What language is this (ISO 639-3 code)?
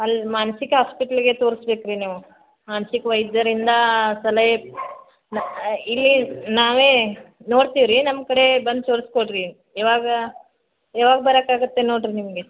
kan